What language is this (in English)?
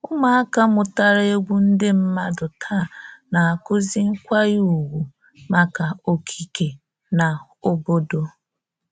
Igbo